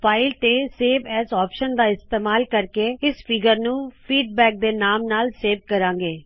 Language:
Punjabi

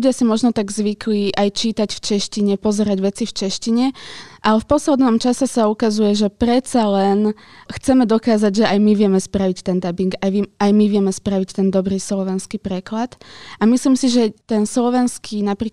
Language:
Slovak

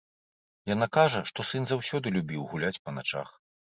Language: Belarusian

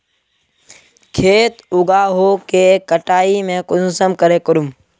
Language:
Magahi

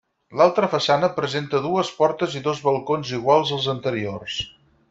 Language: Catalan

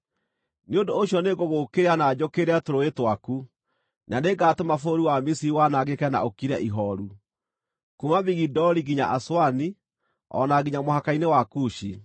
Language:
Kikuyu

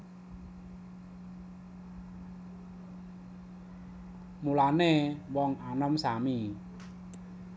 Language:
Javanese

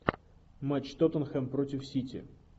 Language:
Russian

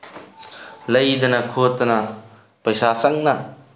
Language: Manipuri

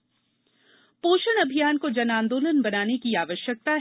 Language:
Hindi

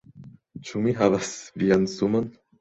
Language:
Esperanto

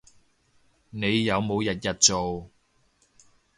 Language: Cantonese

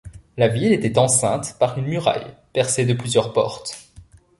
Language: French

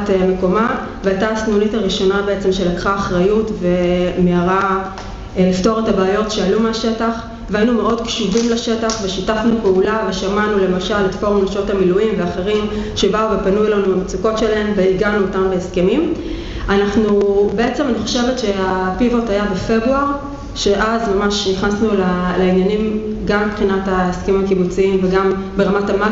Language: Hebrew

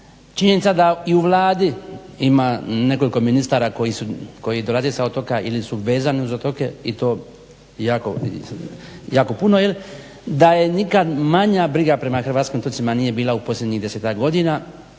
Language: Croatian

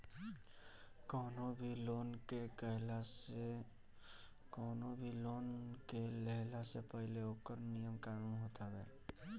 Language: Bhojpuri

